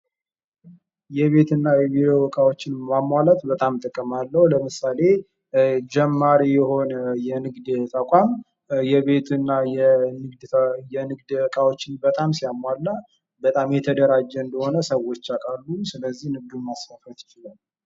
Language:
Amharic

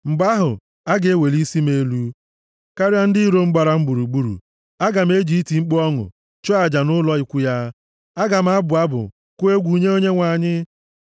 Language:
Igbo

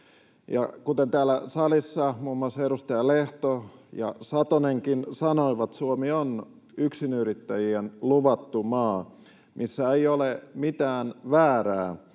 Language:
Finnish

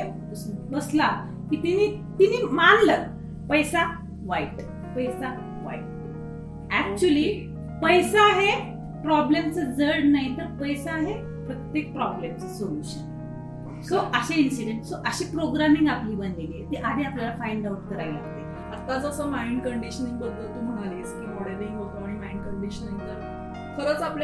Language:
Marathi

